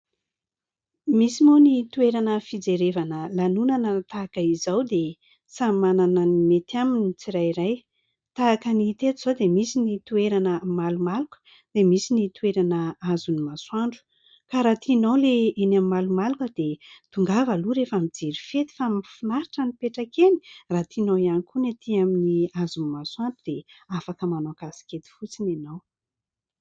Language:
Malagasy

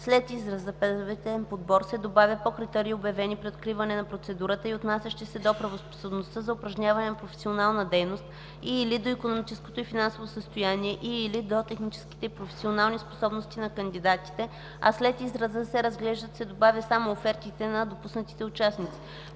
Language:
Bulgarian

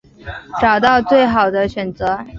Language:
Chinese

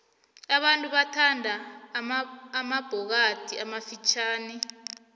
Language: South Ndebele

